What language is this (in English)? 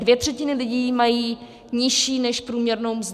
Czech